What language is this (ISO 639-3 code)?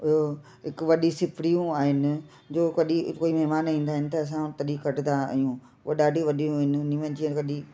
snd